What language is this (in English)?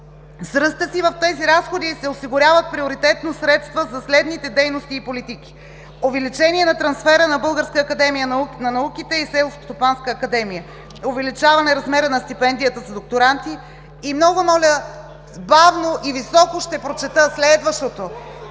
Bulgarian